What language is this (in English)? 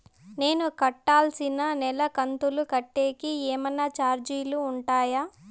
Telugu